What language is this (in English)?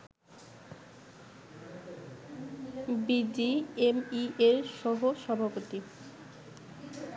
Bangla